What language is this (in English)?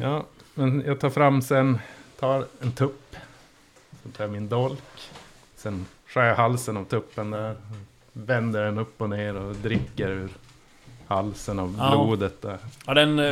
Swedish